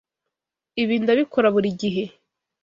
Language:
Kinyarwanda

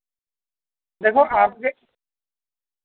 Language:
Urdu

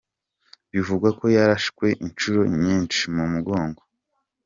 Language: Kinyarwanda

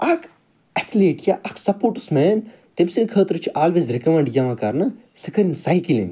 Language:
Kashmiri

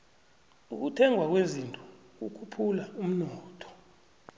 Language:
South Ndebele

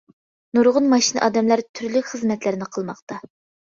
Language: Uyghur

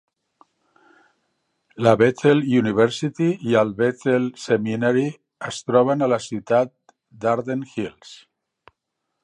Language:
Catalan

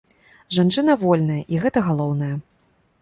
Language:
Belarusian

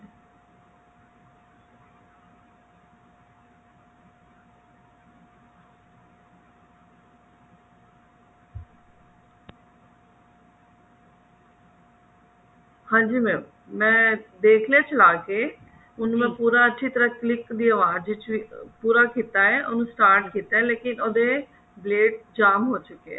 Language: Punjabi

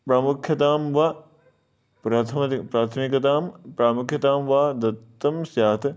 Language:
Sanskrit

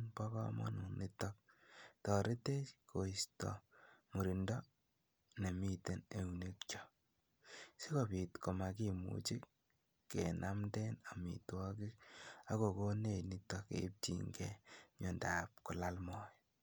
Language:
Kalenjin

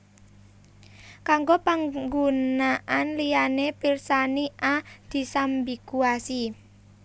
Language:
Javanese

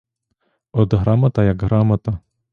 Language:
Ukrainian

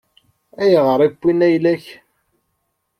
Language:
Kabyle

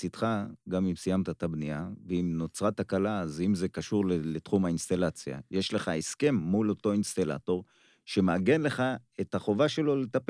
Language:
Hebrew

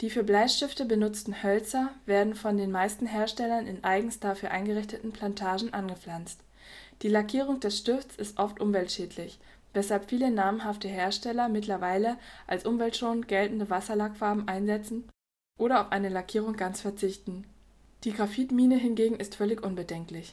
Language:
German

